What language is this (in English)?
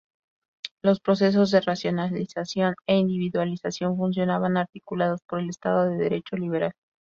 Spanish